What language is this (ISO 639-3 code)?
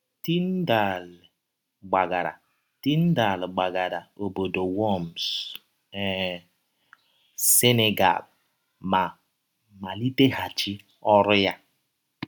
ibo